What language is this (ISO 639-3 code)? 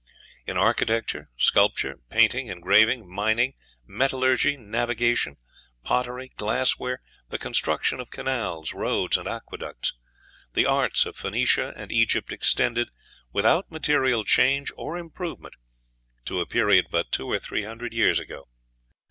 eng